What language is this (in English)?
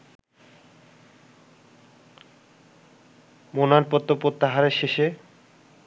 Bangla